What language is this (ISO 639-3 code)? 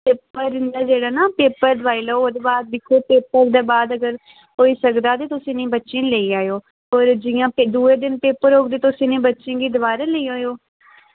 doi